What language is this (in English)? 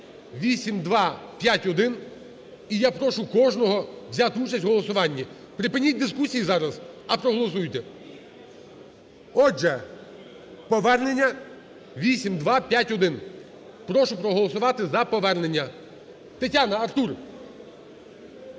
Ukrainian